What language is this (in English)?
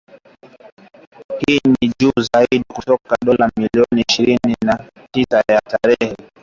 Swahili